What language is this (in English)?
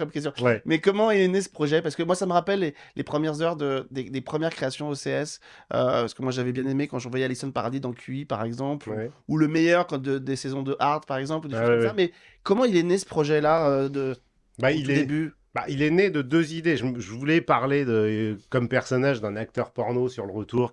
French